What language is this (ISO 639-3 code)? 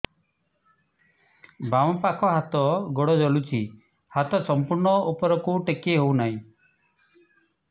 ori